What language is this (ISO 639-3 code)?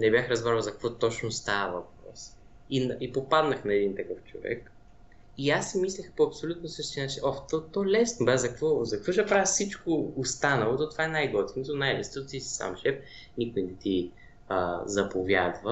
bul